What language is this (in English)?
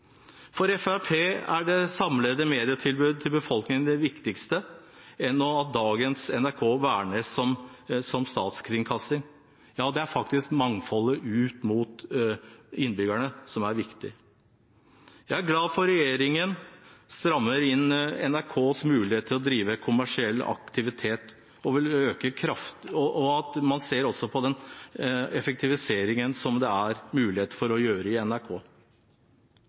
Norwegian Bokmål